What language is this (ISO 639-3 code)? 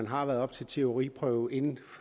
dan